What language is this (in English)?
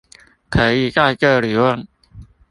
Chinese